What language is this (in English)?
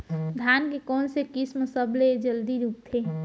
Chhattisgarhi